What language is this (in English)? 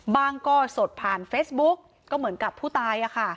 Thai